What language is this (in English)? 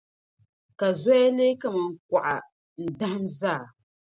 Dagbani